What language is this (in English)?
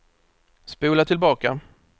Swedish